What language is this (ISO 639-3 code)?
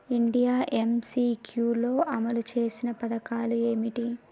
tel